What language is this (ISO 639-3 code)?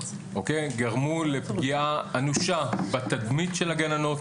heb